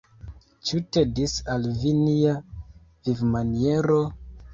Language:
Esperanto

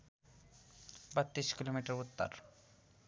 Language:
Nepali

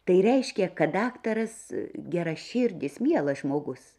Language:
Lithuanian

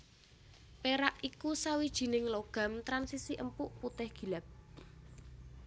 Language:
Javanese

